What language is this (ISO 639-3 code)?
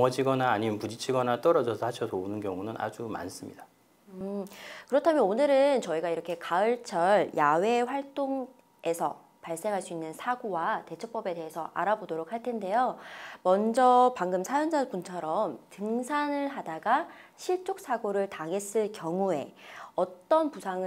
kor